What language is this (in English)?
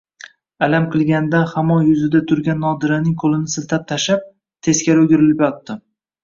Uzbek